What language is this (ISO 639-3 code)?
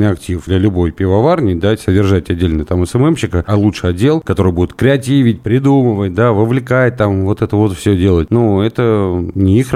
rus